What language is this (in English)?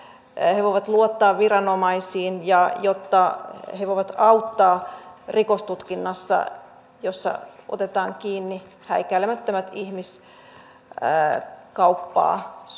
Finnish